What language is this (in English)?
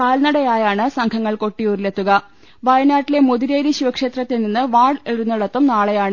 Malayalam